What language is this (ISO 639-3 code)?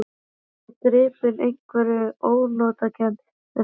isl